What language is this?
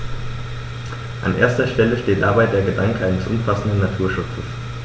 German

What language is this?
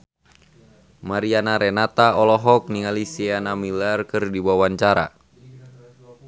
Sundanese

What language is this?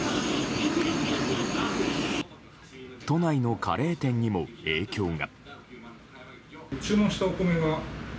Japanese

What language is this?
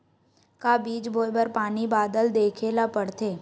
Chhattisgarhi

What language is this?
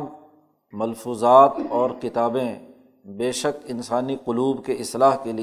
Urdu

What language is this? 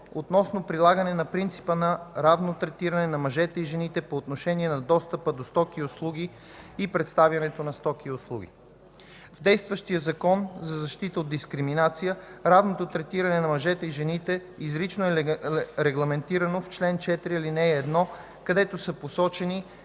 Bulgarian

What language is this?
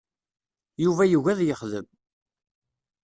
Kabyle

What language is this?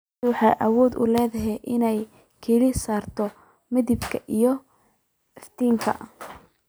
Somali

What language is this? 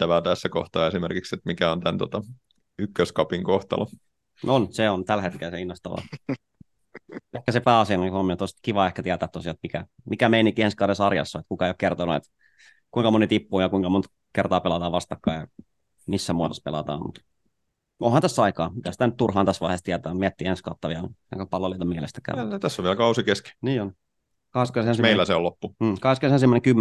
Finnish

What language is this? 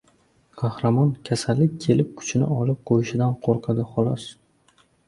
Uzbek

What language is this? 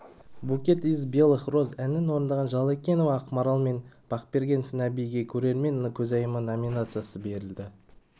Kazakh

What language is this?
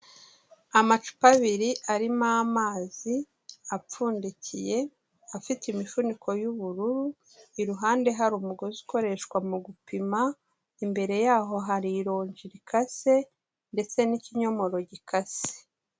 Kinyarwanda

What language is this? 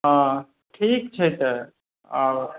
Maithili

